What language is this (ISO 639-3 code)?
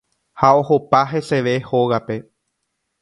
grn